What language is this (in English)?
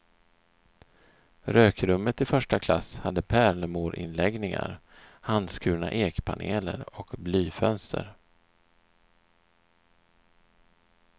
Swedish